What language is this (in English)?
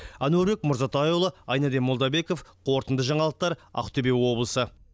Kazakh